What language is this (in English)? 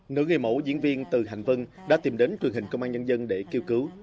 Vietnamese